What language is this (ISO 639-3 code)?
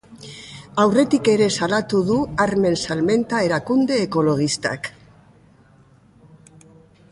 eus